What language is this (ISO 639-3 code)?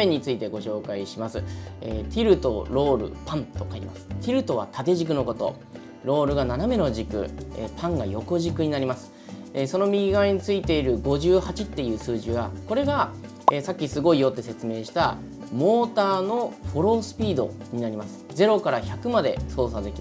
jpn